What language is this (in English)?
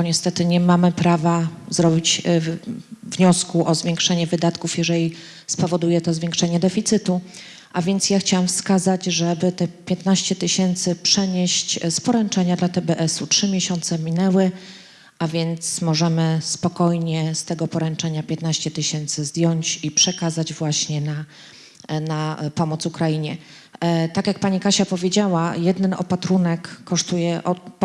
Polish